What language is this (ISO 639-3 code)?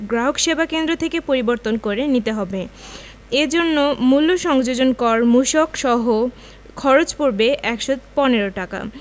ben